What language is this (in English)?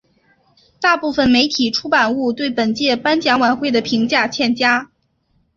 Chinese